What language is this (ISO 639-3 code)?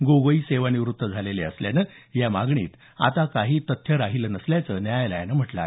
mar